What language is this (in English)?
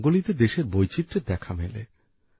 Bangla